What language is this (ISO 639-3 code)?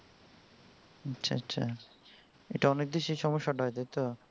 ben